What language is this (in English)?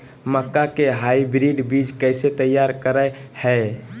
Magahi